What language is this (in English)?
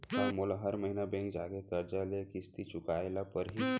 Chhattisgarhi